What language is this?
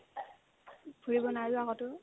Assamese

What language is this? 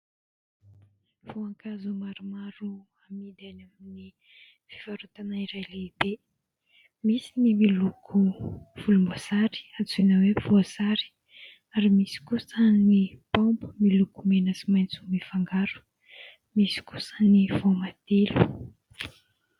Malagasy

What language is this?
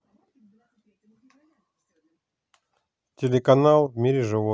Russian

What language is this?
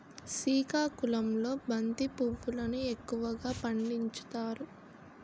Telugu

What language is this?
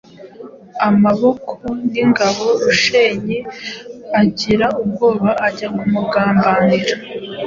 Kinyarwanda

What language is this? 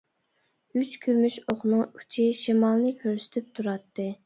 Uyghur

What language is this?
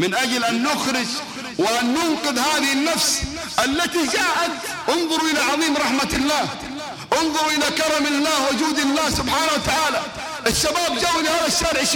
Arabic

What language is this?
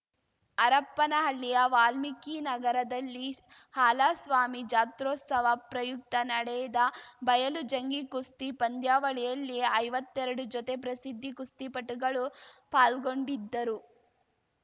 Kannada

